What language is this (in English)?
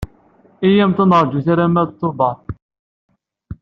Kabyle